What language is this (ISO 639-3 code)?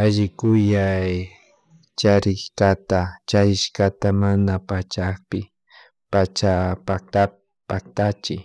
qug